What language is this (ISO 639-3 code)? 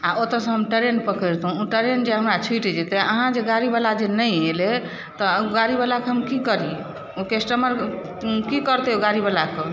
mai